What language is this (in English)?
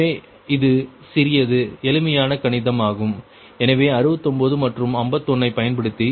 Tamil